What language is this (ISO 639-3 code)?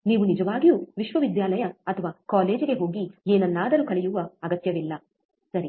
kan